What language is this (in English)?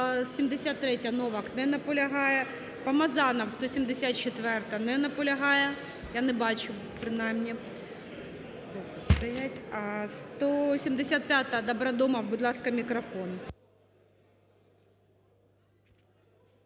Ukrainian